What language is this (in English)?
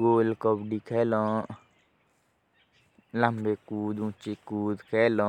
Jaunsari